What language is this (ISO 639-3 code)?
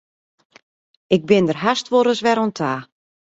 fry